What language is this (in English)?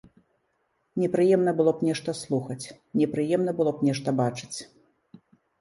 Belarusian